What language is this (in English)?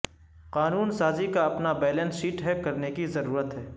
Urdu